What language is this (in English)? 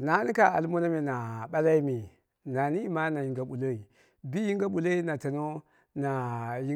Dera (Nigeria)